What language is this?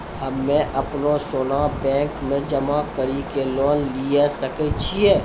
Maithili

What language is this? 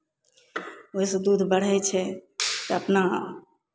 Maithili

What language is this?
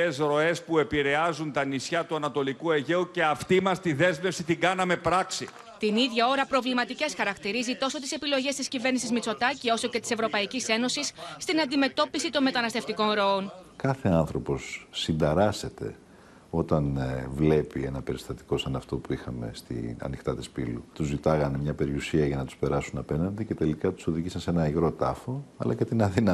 Greek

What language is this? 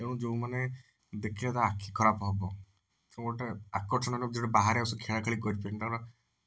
Odia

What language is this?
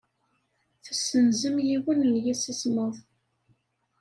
Kabyle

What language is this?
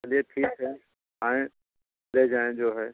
Hindi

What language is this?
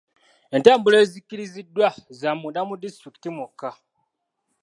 Ganda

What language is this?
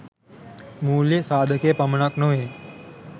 Sinhala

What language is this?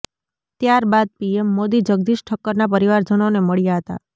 Gujarati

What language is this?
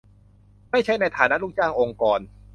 Thai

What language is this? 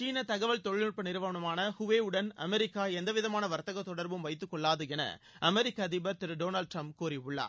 Tamil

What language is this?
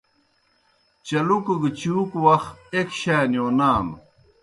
Kohistani Shina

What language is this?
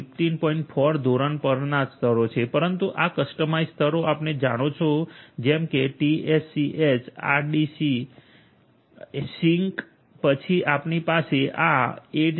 Gujarati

